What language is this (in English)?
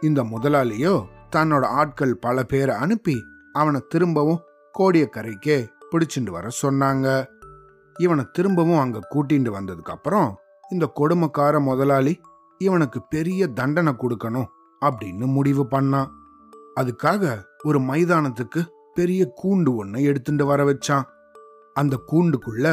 Tamil